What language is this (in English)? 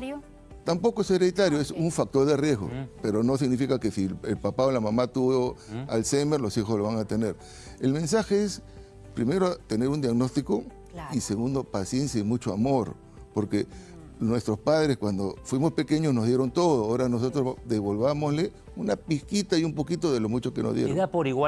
Spanish